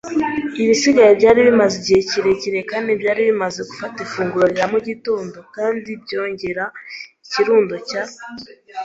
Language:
Kinyarwanda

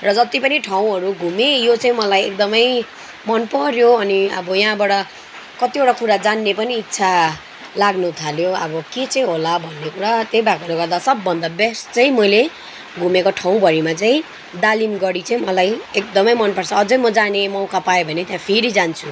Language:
Nepali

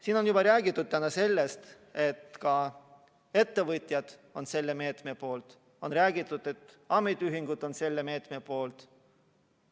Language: Estonian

